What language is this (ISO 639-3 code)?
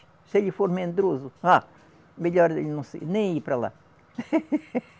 por